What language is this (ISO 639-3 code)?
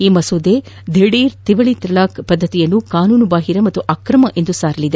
kan